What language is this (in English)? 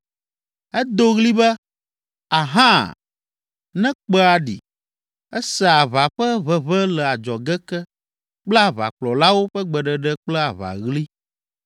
Ewe